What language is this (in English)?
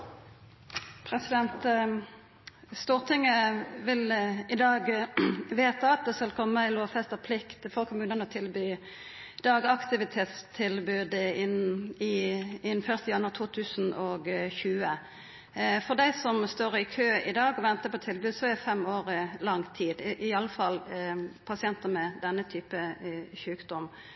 Norwegian Nynorsk